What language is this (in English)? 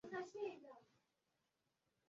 Swahili